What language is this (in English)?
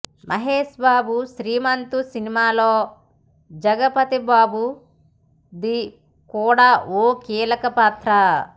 Telugu